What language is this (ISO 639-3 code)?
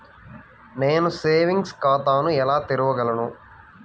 tel